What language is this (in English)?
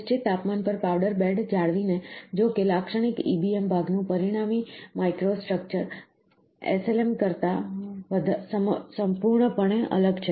Gujarati